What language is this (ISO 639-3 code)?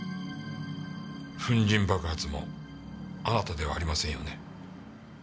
jpn